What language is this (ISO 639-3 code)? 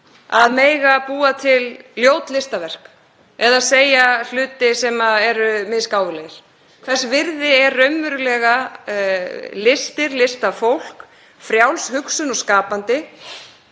isl